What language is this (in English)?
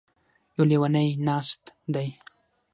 Pashto